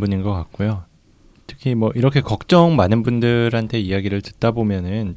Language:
Korean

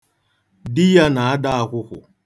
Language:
Igbo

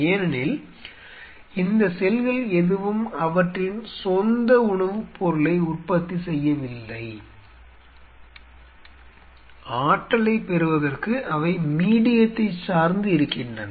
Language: Tamil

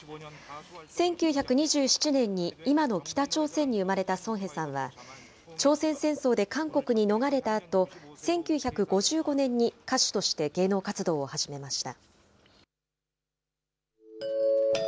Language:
Japanese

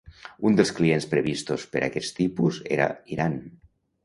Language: Catalan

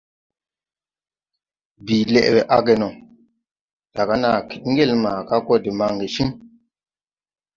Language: Tupuri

